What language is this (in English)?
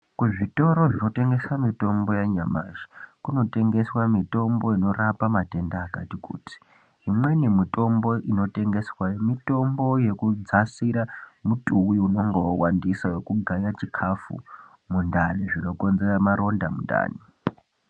Ndau